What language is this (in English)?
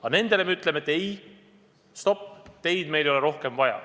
Estonian